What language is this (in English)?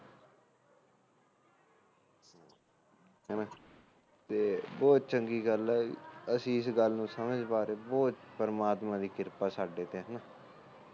Punjabi